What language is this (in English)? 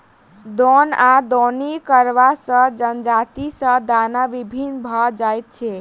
Maithili